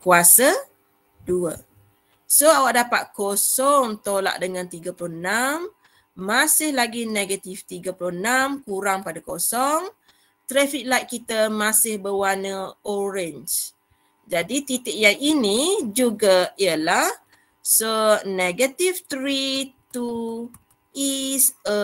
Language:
Malay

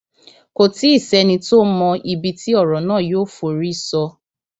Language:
Yoruba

